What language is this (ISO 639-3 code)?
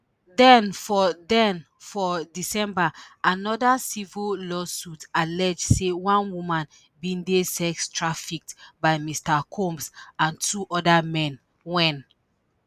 pcm